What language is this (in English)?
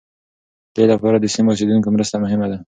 Pashto